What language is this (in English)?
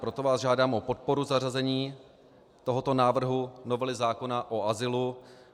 Czech